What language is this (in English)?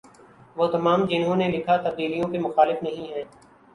Urdu